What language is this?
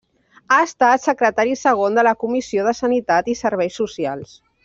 Catalan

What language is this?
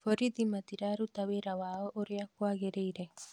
Kikuyu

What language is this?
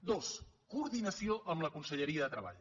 Catalan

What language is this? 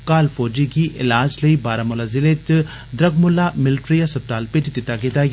Dogri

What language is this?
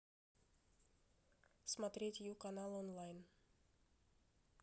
Russian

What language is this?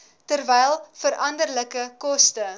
Afrikaans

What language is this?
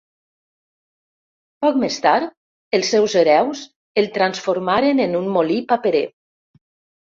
Catalan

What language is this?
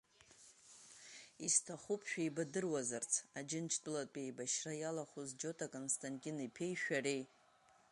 Abkhazian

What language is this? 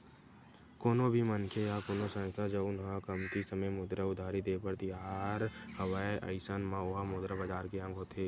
Chhattisgarhi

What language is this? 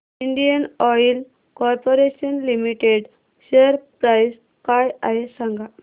Marathi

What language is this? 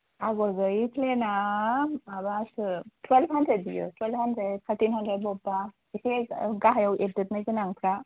Bodo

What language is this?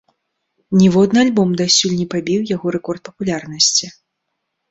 Belarusian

